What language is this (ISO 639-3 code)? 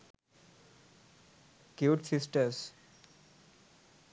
sin